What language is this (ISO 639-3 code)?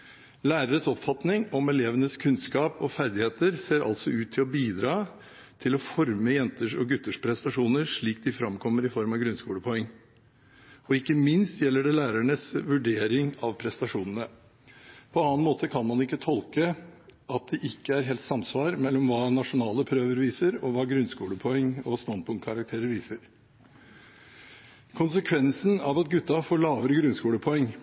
nob